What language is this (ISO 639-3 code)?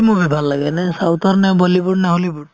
asm